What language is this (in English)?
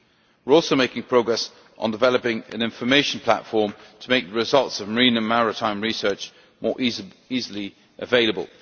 English